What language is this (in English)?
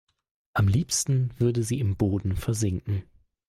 German